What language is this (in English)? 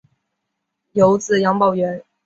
Chinese